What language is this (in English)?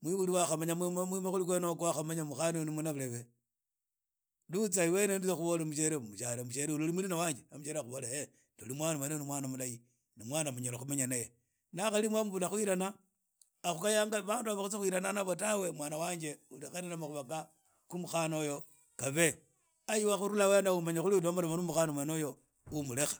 Idakho-Isukha-Tiriki